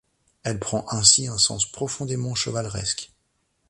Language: French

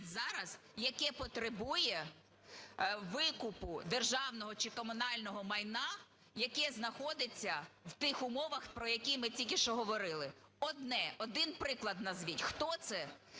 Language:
Ukrainian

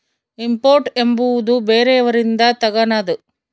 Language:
Kannada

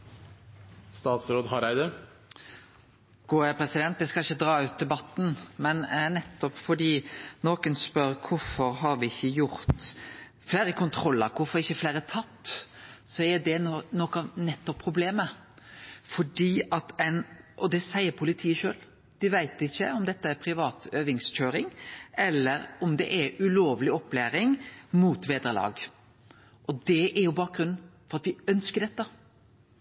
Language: Norwegian Nynorsk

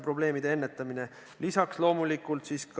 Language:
Estonian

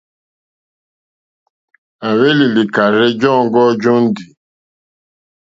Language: Mokpwe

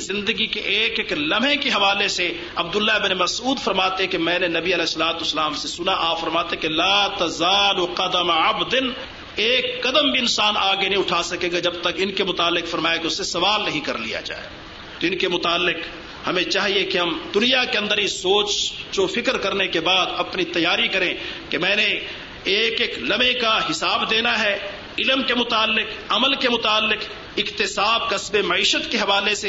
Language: Urdu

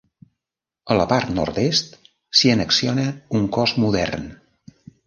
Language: Catalan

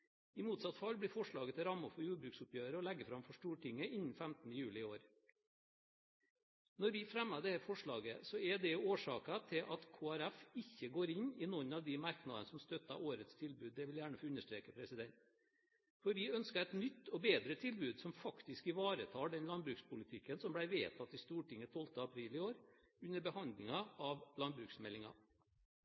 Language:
Norwegian Bokmål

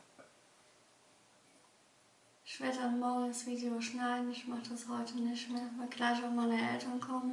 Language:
German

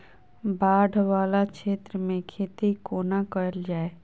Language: Maithili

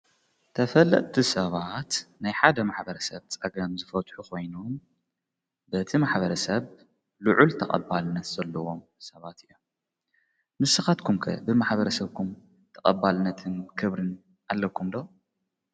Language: Tigrinya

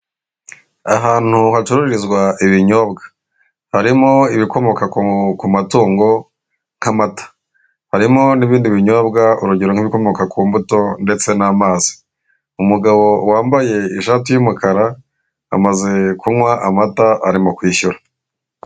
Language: Kinyarwanda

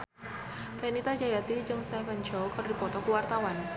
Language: Sundanese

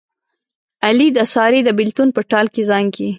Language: Pashto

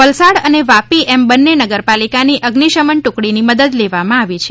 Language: Gujarati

